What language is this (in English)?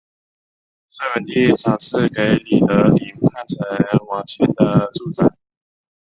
Chinese